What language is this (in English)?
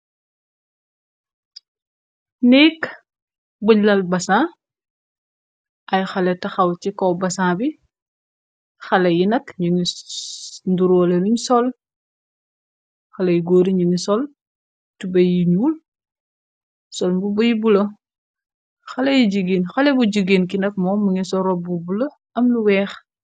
Wolof